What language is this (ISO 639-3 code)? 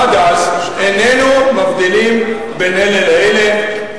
heb